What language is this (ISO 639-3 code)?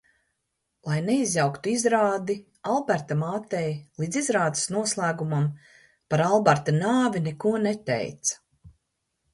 lav